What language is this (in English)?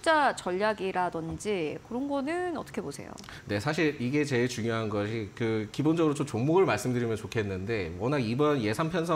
Korean